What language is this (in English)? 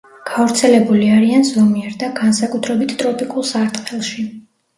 Georgian